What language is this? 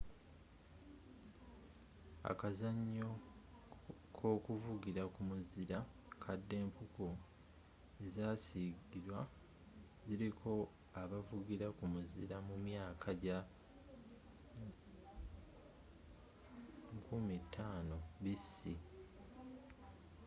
Ganda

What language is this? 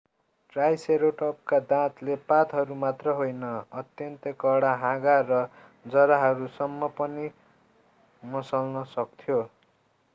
Nepali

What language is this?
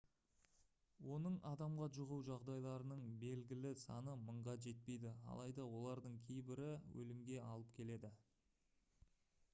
Kazakh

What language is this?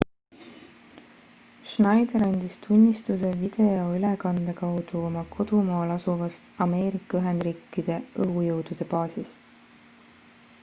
Estonian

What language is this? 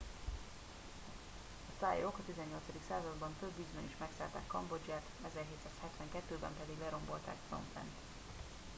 Hungarian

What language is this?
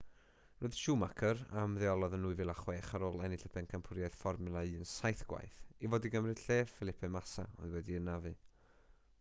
Welsh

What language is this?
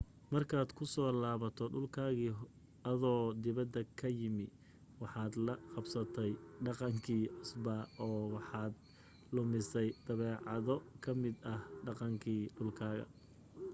Somali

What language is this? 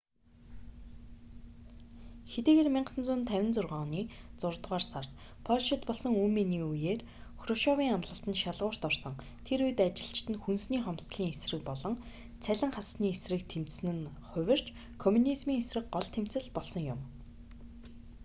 Mongolian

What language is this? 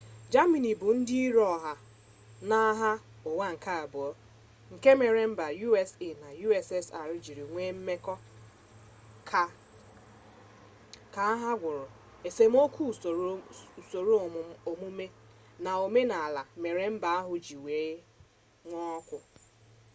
Igbo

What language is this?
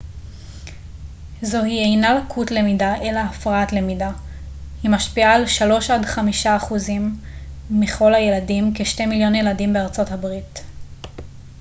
Hebrew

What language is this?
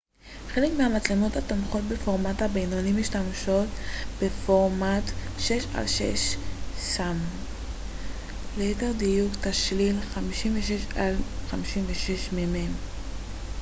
Hebrew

